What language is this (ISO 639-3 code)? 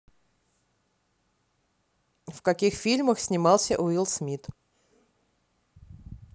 rus